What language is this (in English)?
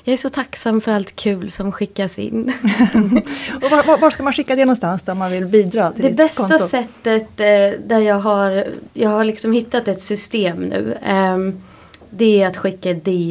Swedish